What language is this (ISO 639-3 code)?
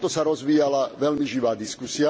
slk